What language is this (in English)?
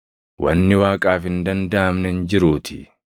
Oromo